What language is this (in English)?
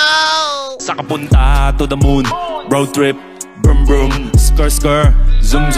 Thai